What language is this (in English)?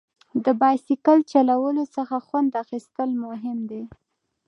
Pashto